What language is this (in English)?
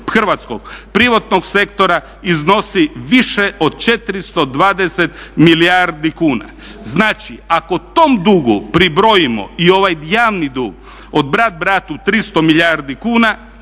Croatian